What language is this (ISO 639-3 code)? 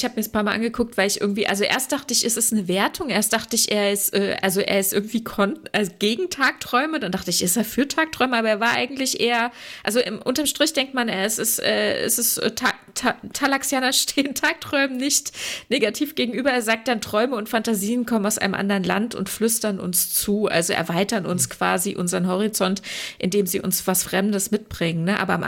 deu